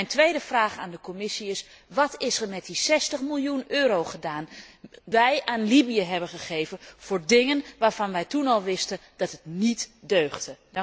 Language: Dutch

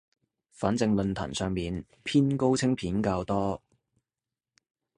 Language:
Cantonese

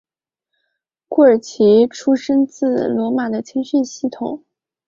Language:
Chinese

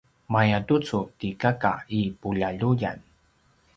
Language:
Paiwan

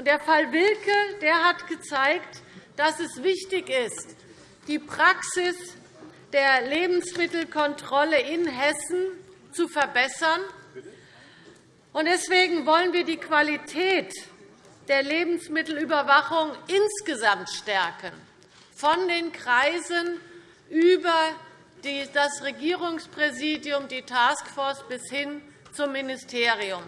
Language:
German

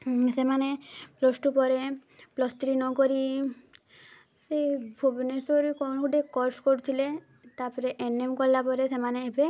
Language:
Odia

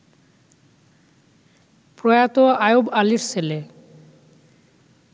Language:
Bangla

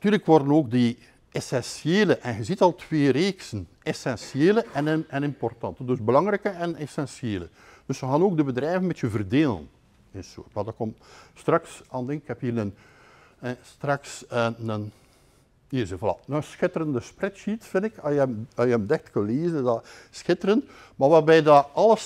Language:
Dutch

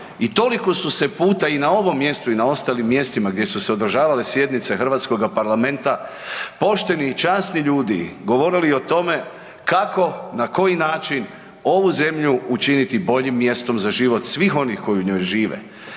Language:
Croatian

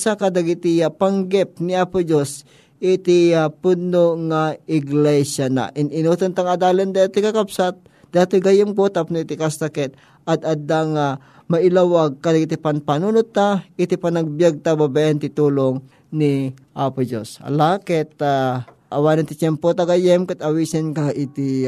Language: Filipino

